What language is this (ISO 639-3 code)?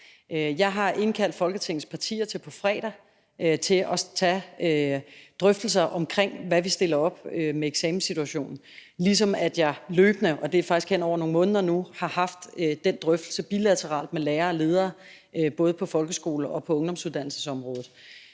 dan